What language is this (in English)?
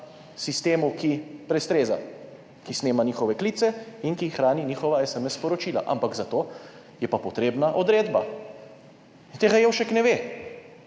Slovenian